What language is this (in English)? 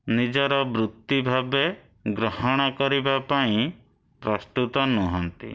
Odia